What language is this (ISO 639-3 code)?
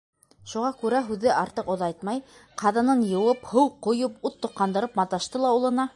bak